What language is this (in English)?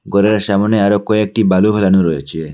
Bangla